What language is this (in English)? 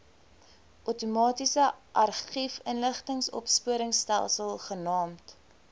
Afrikaans